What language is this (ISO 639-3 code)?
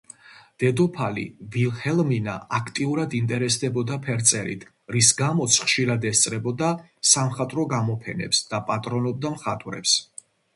kat